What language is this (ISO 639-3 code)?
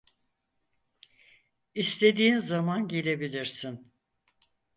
tur